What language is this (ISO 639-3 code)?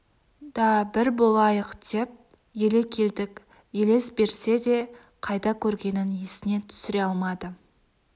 kaz